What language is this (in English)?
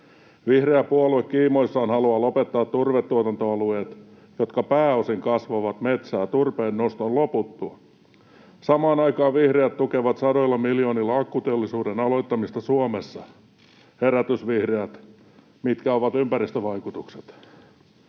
Finnish